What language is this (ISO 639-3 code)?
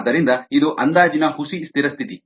kan